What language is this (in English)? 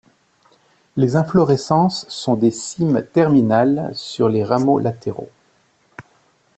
French